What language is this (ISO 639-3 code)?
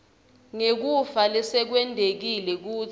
ssw